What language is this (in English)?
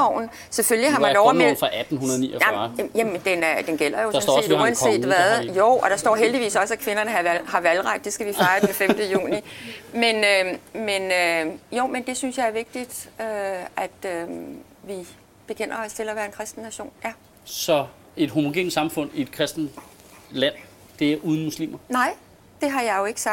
Danish